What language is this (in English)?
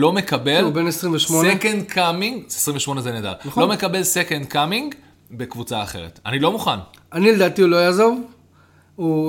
Hebrew